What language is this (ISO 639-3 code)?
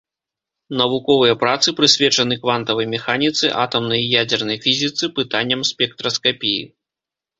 bel